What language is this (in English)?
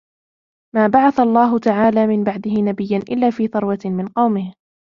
Arabic